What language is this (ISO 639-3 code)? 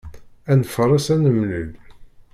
kab